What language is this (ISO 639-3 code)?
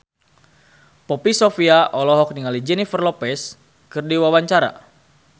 sun